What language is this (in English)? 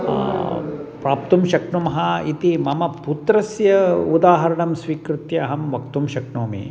Sanskrit